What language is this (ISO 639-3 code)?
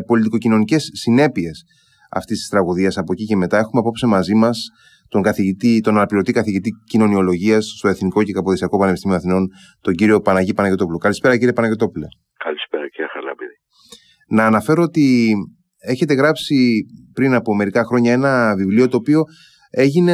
ell